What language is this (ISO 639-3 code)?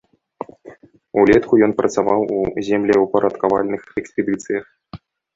bel